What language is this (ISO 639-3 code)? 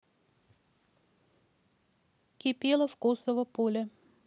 rus